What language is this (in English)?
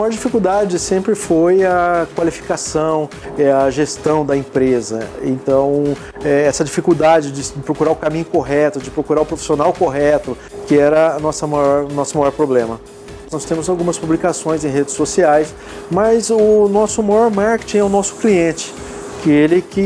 Portuguese